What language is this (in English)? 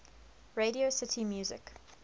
English